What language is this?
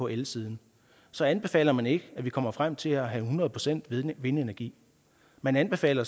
Danish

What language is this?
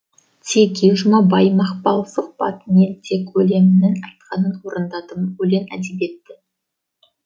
Kazakh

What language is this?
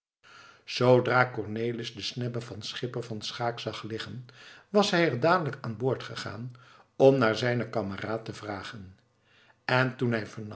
Dutch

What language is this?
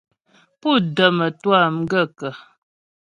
Ghomala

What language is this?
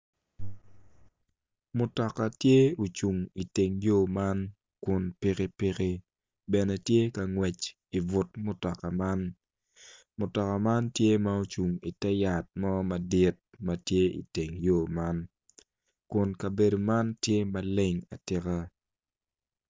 Acoli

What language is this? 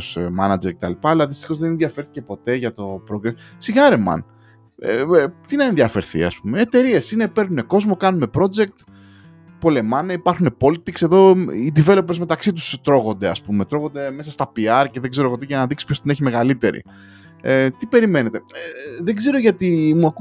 Greek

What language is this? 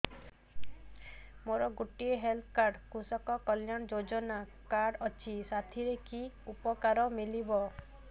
Odia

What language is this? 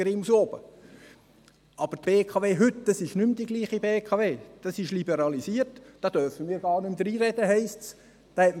Swiss German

